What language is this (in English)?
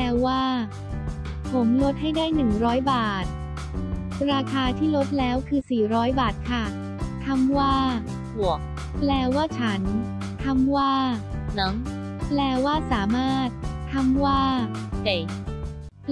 Thai